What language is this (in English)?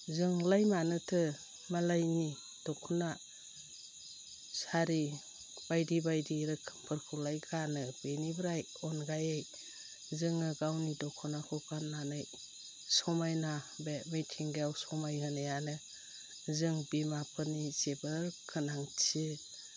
Bodo